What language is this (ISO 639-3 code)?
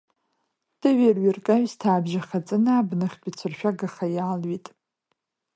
abk